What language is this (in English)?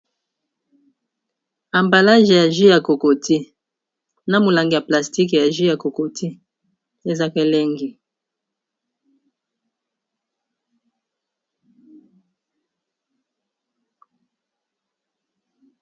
Lingala